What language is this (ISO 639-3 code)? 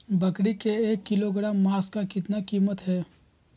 mag